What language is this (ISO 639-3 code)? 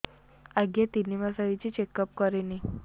ori